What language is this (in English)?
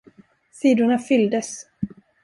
Swedish